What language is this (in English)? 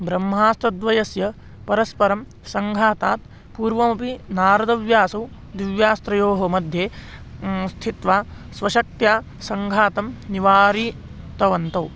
Sanskrit